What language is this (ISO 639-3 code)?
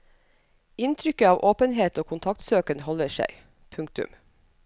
nor